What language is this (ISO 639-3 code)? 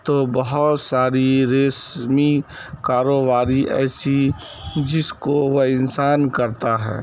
urd